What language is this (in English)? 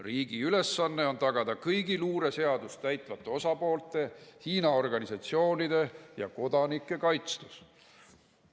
Estonian